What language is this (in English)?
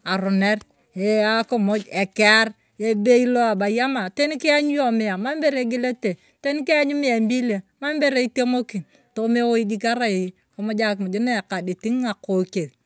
Turkana